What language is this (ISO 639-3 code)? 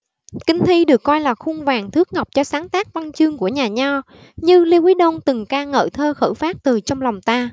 vie